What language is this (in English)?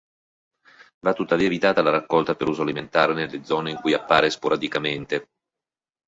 Italian